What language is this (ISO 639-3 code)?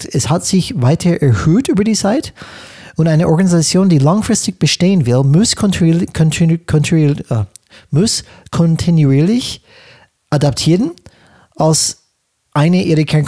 deu